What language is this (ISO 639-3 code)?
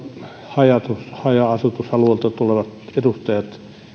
fin